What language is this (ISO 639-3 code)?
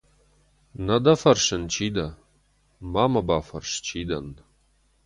oss